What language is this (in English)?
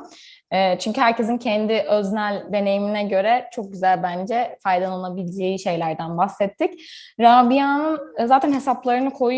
Turkish